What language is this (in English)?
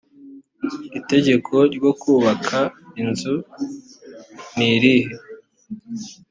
Kinyarwanda